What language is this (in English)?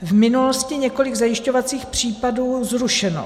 Czech